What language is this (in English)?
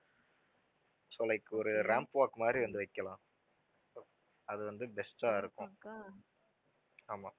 Tamil